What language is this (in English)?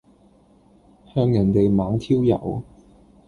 Cantonese